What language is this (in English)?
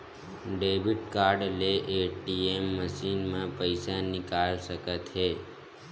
Chhattisgarhi